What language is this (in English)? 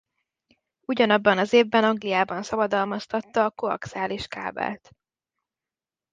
Hungarian